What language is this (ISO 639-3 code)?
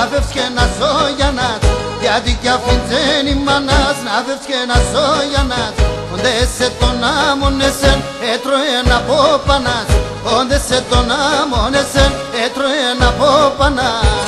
ell